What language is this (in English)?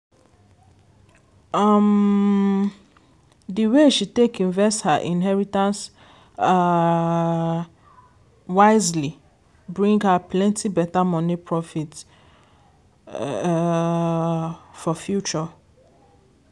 Nigerian Pidgin